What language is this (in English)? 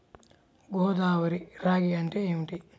Telugu